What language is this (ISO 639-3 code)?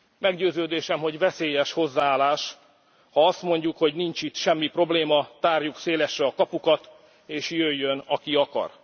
hun